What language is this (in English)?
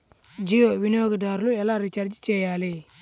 Telugu